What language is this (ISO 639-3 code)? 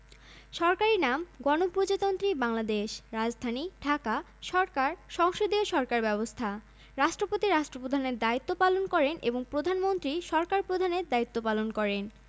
ben